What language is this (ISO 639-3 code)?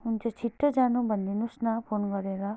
nep